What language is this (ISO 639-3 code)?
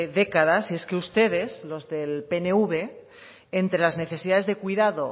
spa